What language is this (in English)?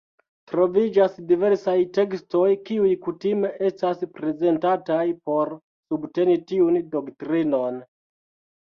Esperanto